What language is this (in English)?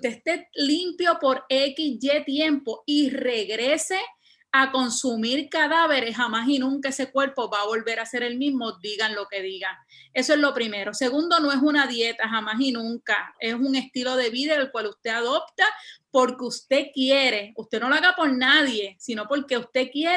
Spanish